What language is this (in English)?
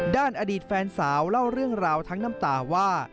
Thai